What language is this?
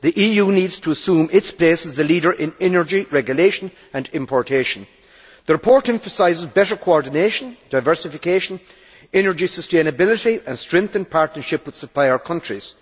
English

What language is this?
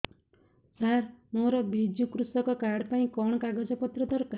Odia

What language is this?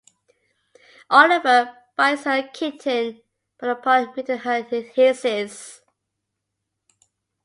English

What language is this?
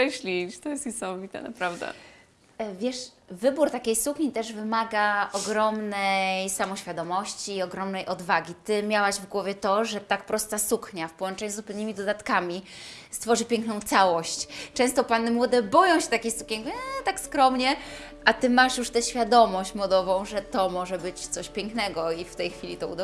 Polish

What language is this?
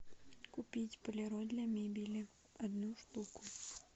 Russian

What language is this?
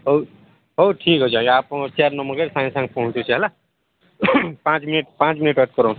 Odia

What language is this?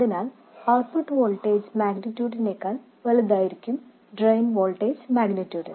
Malayalam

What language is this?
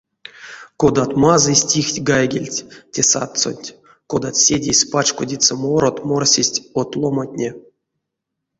Erzya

